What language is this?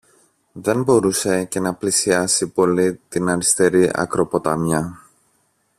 Greek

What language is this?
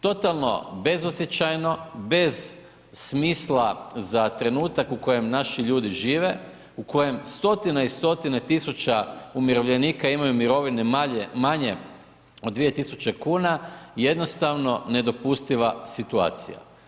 Croatian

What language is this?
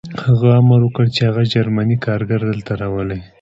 Pashto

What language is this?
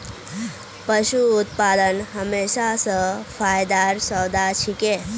Magahi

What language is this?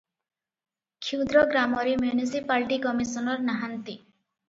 Odia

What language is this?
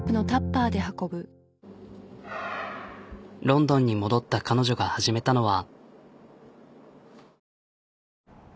Japanese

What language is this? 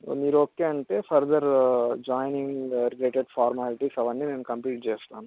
Telugu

